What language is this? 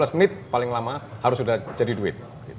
Indonesian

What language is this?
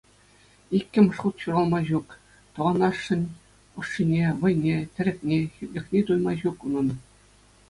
Chuvash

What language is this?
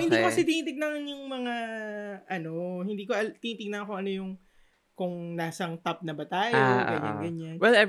Filipino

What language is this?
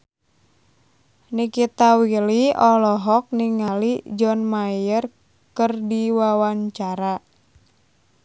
Sundanese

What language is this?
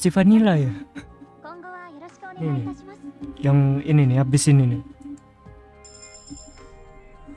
Indonesian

